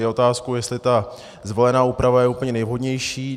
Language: Czech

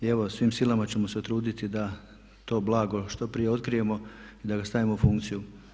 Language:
Croatian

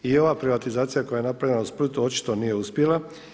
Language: Croatian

